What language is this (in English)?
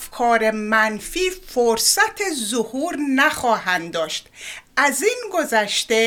Persian